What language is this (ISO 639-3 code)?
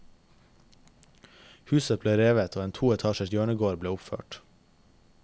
nor